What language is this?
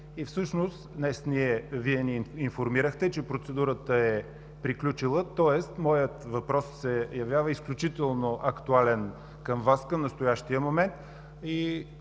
Bulgarian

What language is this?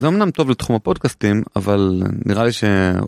Hebrew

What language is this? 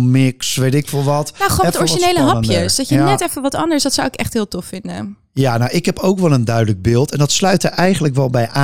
Dutch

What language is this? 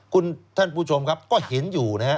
Thai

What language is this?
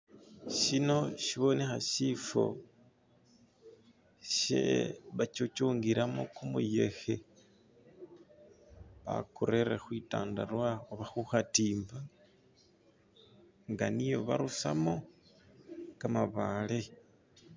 Masaaba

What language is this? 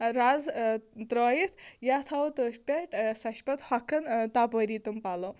Kashmiri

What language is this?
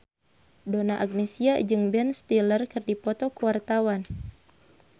Sundanese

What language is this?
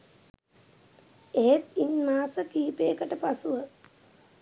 Sinhala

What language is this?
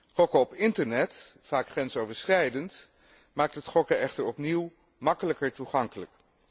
Dutch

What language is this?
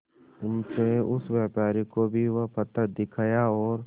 Hindi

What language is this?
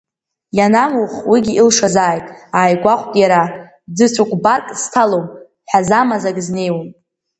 Abkhazian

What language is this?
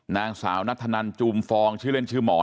Thai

